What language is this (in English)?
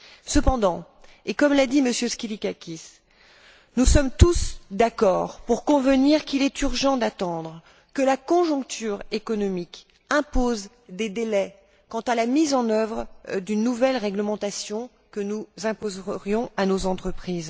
French